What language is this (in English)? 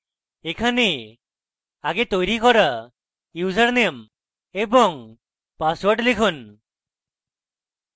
Bangla